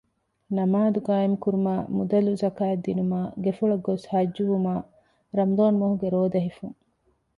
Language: Divehi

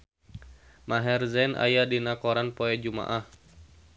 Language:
Sundanese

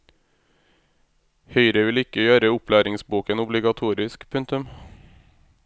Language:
Norwegian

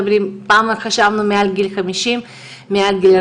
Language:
Hebrew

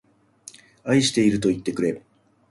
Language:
Japanese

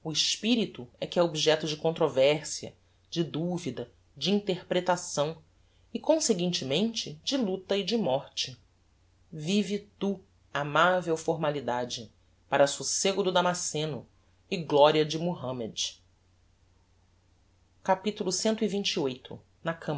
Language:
Portuguese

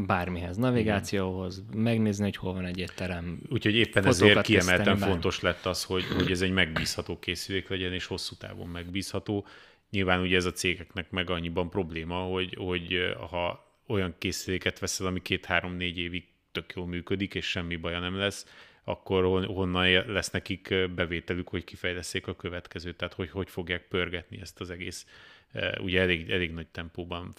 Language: Hungarian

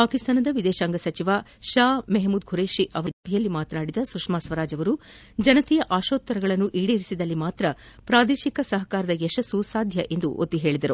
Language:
Kannada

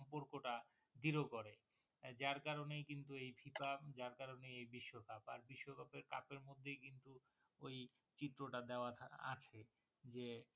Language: Bangla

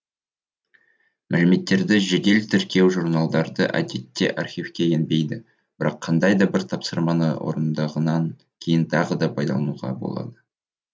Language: Kazakh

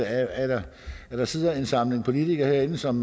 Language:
Danish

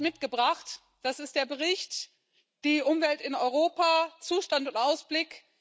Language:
German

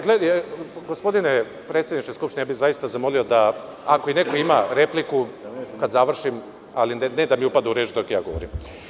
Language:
Serbian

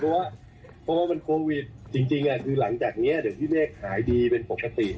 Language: Thai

